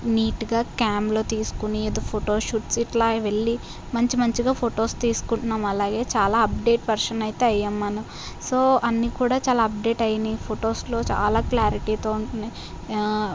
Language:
Telugu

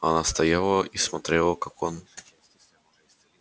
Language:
Russian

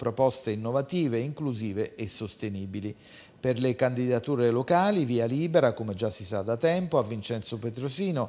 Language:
Italian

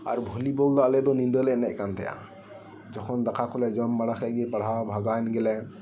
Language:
Santali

